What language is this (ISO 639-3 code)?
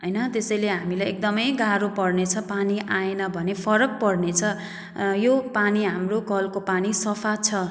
nep